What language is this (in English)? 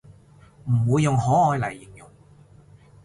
Cantonese